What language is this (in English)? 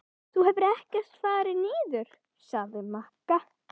Icelandic